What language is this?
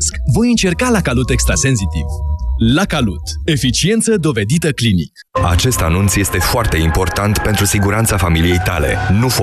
Romanian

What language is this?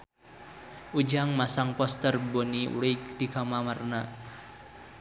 Sundanese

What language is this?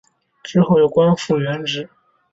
Chinese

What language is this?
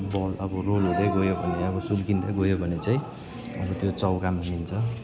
Nepali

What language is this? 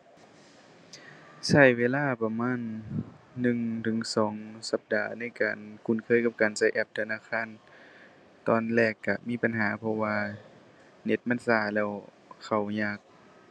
Thai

